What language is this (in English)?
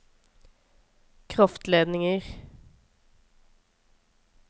Norwegian